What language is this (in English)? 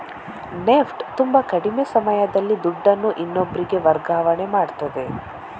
Kannada